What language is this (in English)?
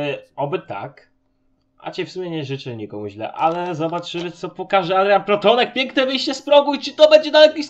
Polish